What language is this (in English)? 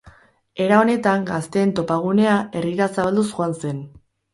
Basque